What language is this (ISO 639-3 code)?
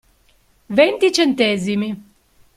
ita